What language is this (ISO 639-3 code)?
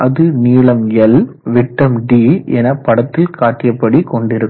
tam